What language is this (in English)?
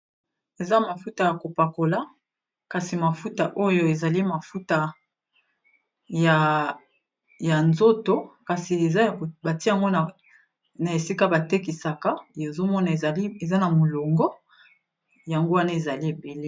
Lingala